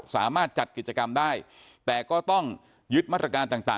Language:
Thai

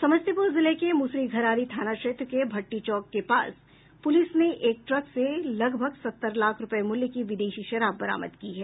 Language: Hindi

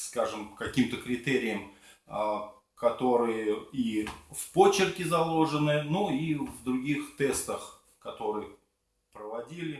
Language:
Russian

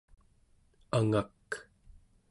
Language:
Central Yupik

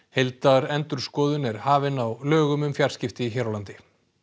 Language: Icelandic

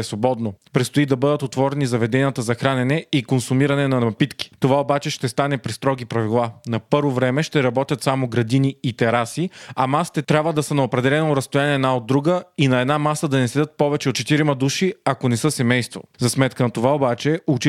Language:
Bulgarian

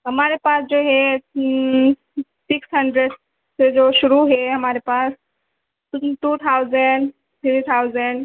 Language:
Urdu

